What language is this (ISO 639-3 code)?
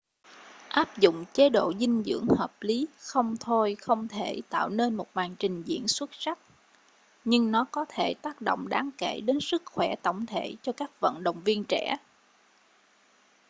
vie